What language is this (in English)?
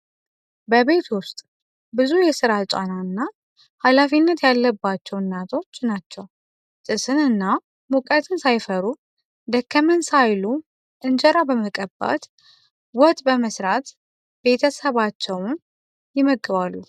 Amharic